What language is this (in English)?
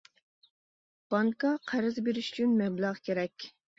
Uyghur